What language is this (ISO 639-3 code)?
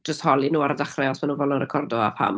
cym